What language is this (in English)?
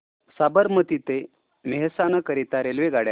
Marathi